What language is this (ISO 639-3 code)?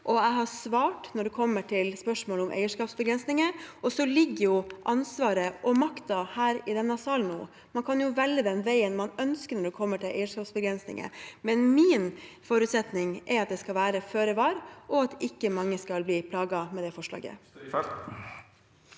nor